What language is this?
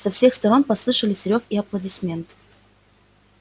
Russian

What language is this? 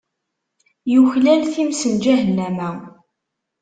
Kabyle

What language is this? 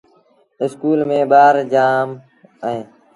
Sindhi Bhil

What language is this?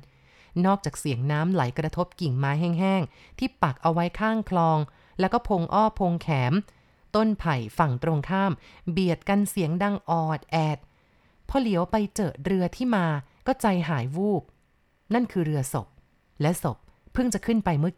Thai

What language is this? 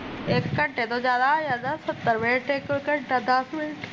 Punjabi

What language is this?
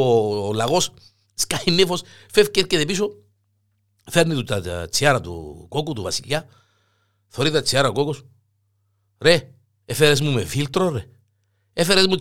Greek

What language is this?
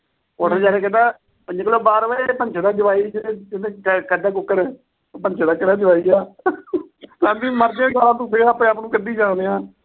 Punjabi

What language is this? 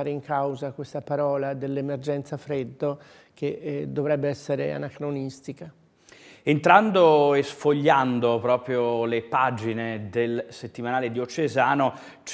Italian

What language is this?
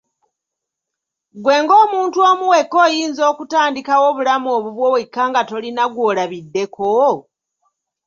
Ganda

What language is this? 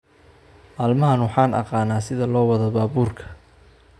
Somali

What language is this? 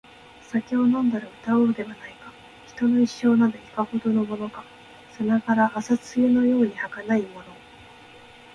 Japanese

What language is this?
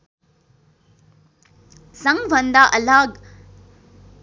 Nepali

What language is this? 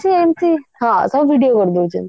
Odia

